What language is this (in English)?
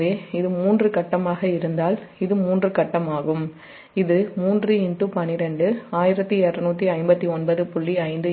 Tamil